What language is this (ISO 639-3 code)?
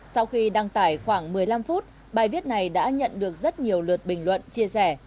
vie